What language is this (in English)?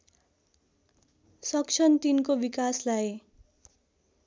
Nepali